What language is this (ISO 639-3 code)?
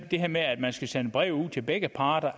dan